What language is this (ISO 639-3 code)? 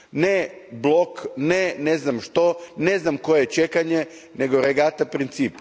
hrv